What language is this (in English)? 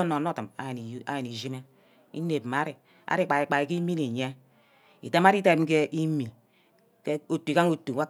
Ubaghara